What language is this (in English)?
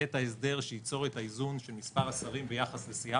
Hebrew